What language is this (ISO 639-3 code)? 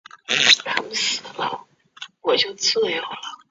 zho